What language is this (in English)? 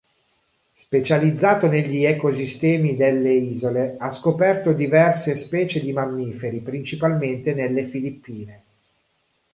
Italian